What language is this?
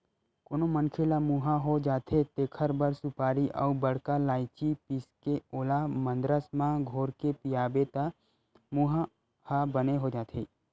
Chhattisgarhi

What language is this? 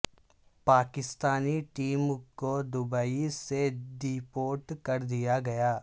Urdu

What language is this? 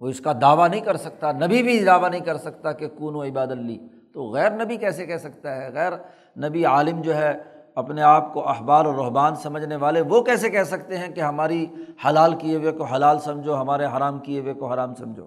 Urdu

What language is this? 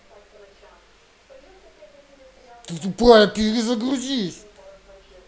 Russian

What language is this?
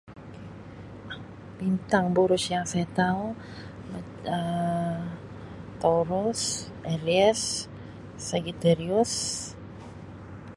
Sabah Malay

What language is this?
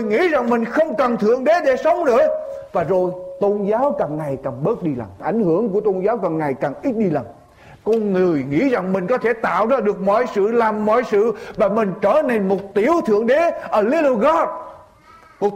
Vietnamese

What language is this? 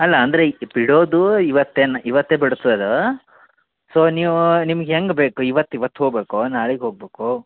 Kannada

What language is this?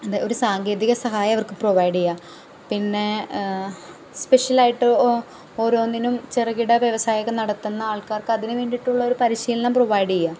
Malayalam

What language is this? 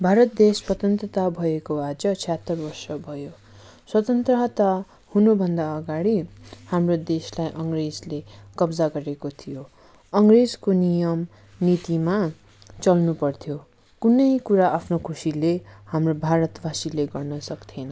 Nepali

